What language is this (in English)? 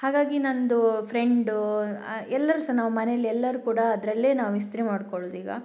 Kannada